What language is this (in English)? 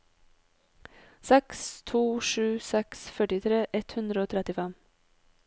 Norwegian